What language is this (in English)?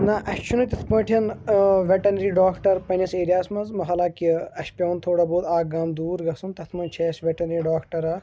Kashmiri